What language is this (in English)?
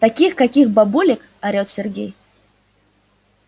Russian